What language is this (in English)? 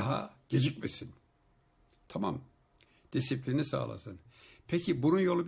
Turkish